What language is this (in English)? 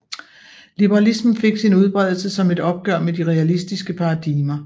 Danish